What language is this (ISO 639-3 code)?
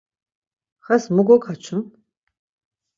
lzz